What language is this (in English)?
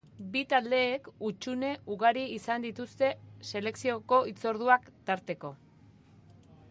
Basque